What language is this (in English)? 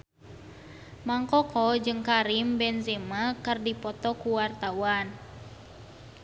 Sundanese